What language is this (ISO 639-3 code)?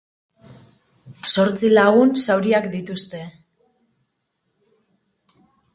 eus